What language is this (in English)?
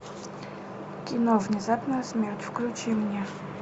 Russian